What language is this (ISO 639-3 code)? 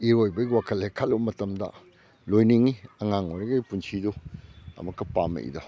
mni